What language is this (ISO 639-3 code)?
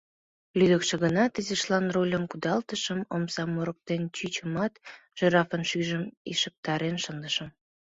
chm